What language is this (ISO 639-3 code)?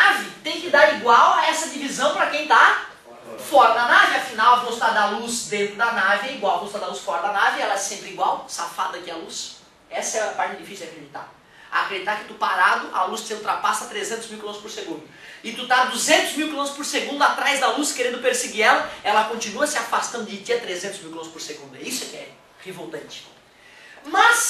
por